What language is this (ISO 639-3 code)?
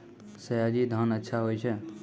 mai